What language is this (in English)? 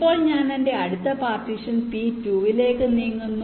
Malayalam